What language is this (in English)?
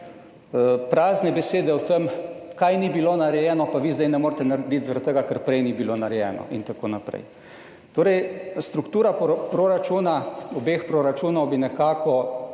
Slovenian